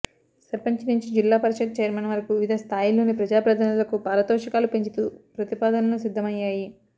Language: Telugu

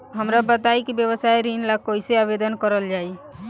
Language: Bhojpuri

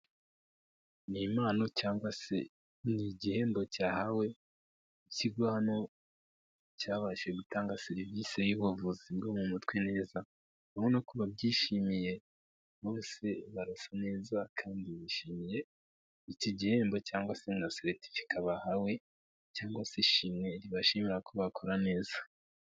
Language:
Kinyarwanda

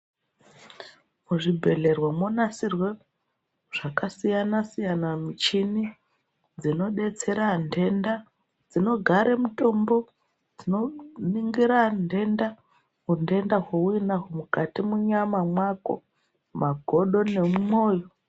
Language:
Ndau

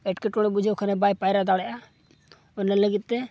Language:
Santali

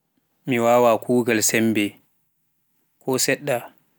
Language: Pular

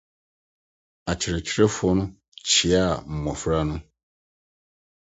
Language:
Akan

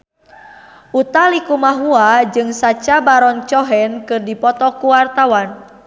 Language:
Sundanese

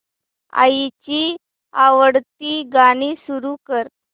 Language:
Marathi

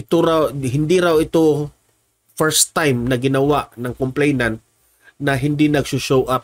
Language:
Filipino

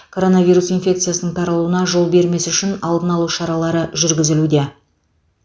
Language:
Kazakh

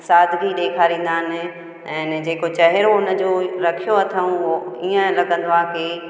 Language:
Sindhi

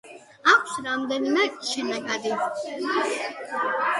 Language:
Georgian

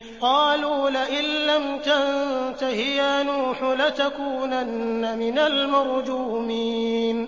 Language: Arabic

